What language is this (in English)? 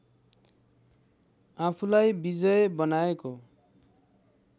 Nepali